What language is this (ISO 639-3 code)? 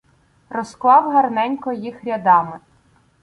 ukr